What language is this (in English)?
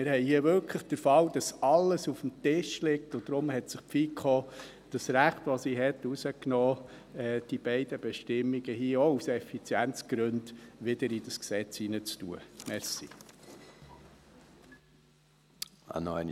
Swiss German